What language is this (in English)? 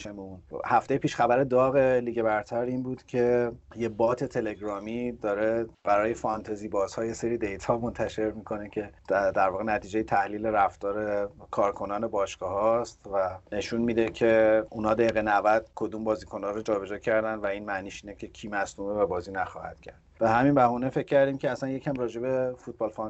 Persian